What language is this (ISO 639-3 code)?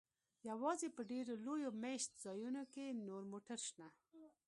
pus